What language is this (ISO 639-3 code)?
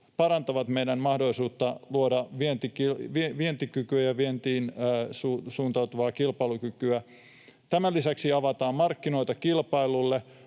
fin